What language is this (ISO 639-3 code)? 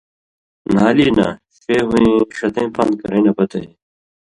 mvy